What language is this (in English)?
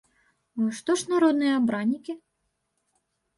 Belarusian